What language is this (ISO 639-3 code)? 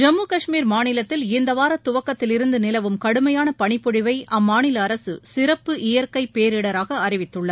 tam